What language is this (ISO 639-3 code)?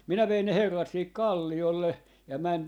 fin